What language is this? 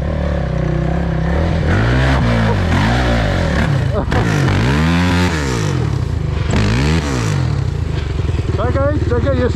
Polish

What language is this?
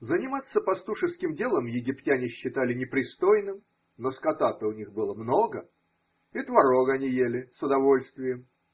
Russian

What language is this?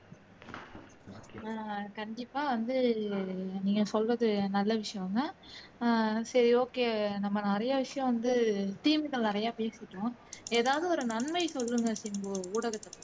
Tamil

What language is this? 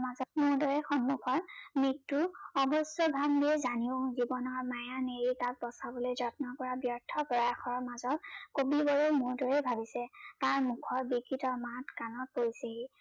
Assamese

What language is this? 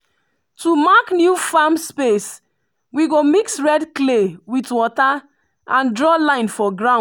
Nigerian Pidgin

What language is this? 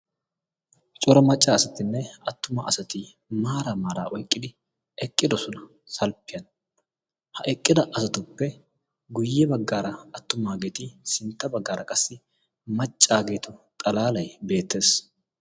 Wolaytta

